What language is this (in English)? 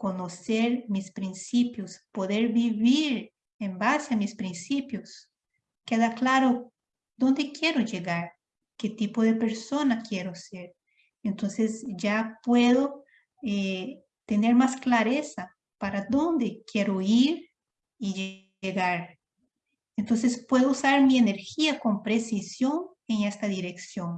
Spanish